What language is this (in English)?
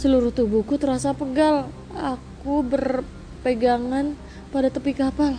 Indonesian